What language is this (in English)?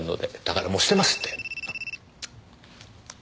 Japanese